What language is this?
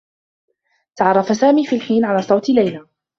Arabic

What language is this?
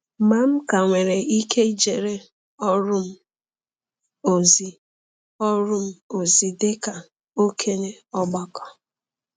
Igbo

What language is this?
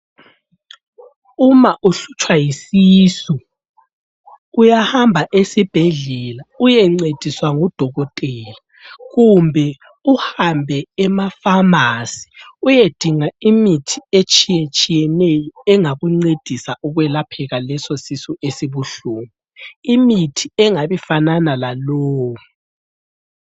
North Ndebele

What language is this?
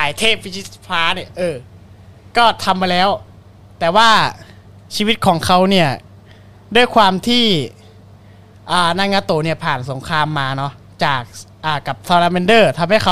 Thai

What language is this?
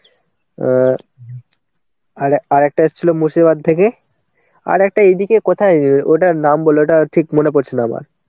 Bangla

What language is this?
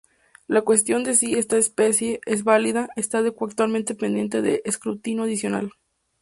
Spanish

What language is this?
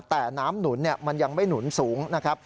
Thai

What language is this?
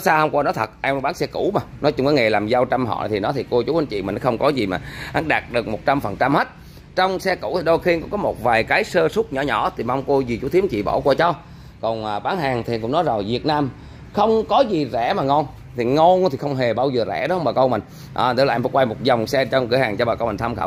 Vietnamese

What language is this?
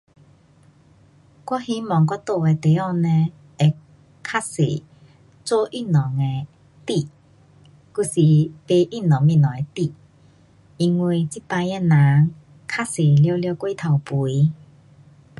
Pu-Xian Chinese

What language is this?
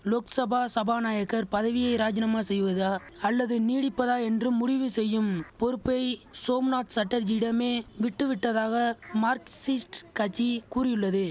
Tamil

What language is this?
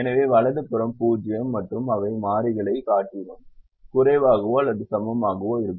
Tamil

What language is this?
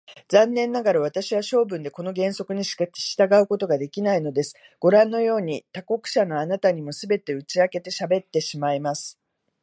Japanese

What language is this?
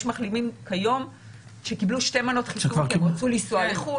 Hebrew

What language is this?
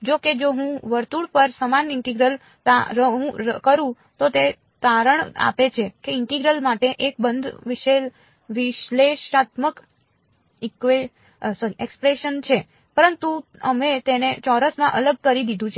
Gujarati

